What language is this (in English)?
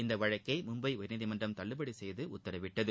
Tamil